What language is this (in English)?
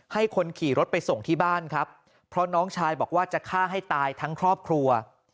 Thai